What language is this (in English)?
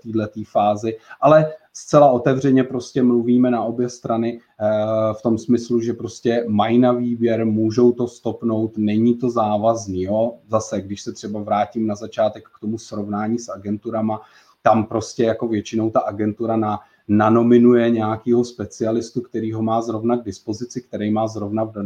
Czech